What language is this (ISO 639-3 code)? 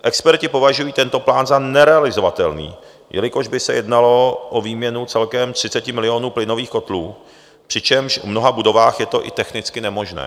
ces